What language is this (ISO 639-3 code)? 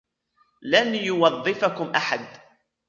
ara